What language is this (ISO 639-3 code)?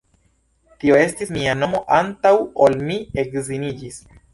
epo